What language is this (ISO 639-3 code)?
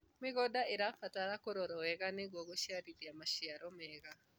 kik